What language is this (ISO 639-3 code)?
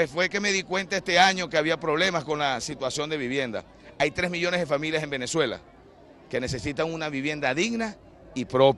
spa